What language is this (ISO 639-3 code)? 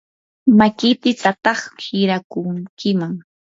qur